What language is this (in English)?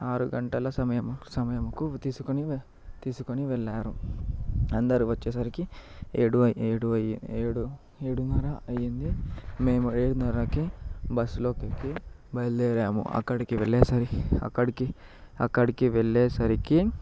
Telugu